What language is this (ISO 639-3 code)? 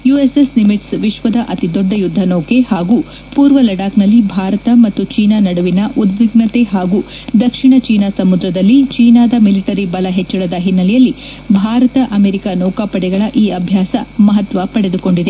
kan